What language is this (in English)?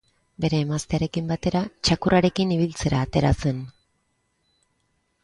Basque